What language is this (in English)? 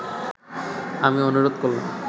Bangla